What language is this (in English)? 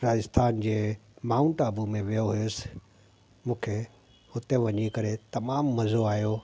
Sindhi